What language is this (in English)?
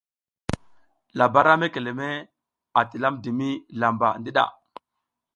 South Giziga